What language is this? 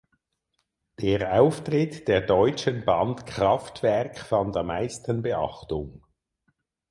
German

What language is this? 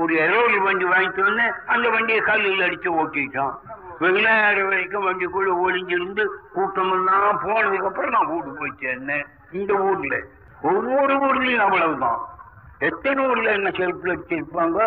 Tamil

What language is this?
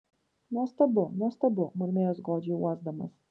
Lithuanian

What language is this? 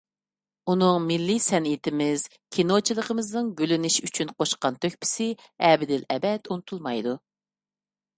Uyghur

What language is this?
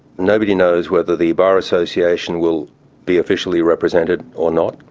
English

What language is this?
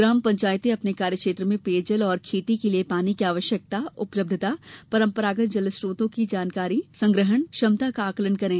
Hindi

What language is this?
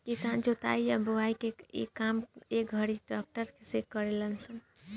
Bhojpuri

